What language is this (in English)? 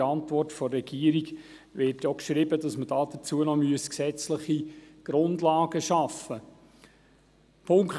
Swiss German